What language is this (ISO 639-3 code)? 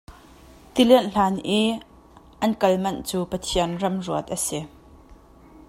cnh